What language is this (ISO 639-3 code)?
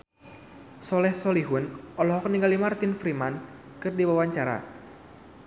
sun